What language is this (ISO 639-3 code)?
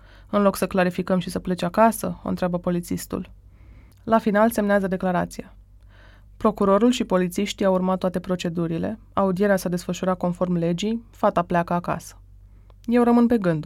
ron